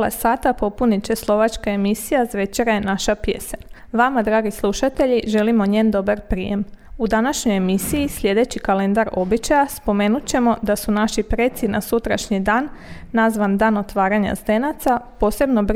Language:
Croatian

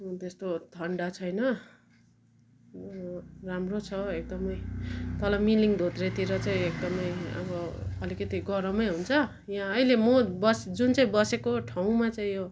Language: Nepali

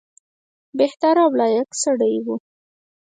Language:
Pashto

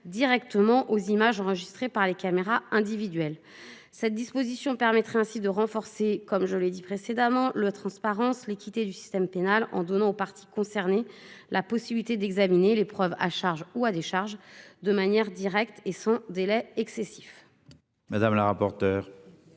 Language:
French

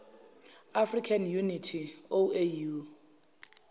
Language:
Zulu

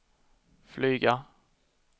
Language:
Swedish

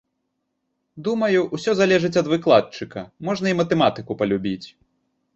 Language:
Belarusian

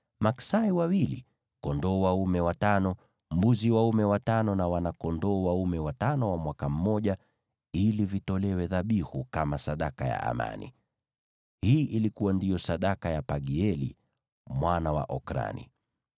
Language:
Swahili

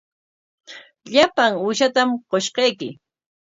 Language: Corongo Ancash Quechua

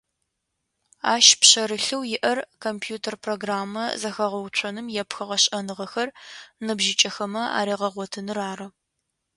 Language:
Adyghe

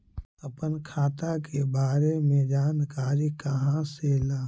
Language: Magahi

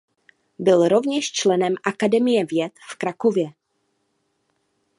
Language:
Czech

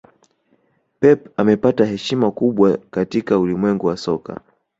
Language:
Swahili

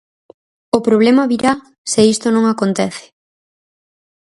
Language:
Galician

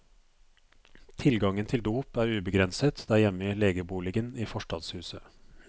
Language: Norwegian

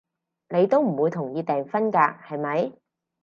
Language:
Cantonese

